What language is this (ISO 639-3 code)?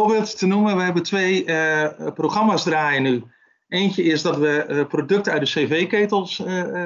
nld